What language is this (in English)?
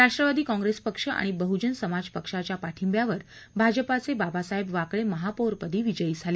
Marathi